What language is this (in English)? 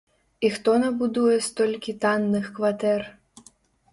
Belarusian